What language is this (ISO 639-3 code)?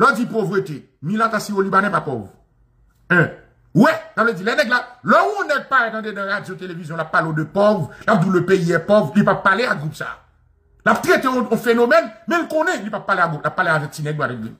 fra